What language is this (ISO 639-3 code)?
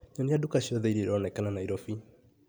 kik